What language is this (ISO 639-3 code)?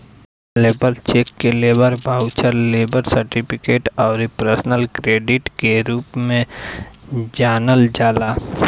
bho